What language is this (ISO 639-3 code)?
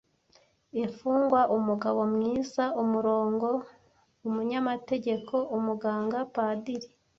kin